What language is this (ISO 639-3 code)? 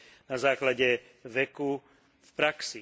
slk